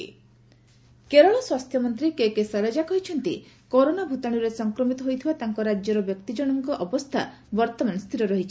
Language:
Odia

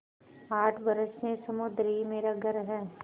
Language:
Hindi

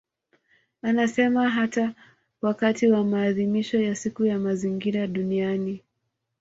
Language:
Swahili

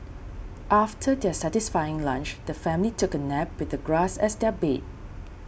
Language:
English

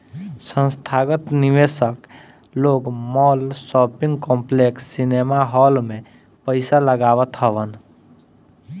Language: Bhojpuri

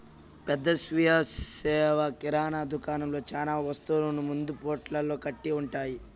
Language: Telugu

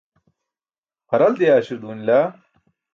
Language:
Burushaski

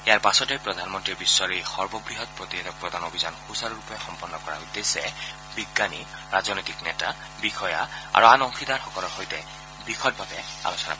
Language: Assamese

